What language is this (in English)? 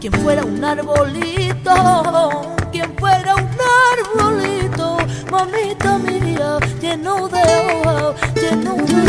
Turkish